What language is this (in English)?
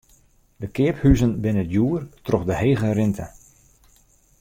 Western Frisian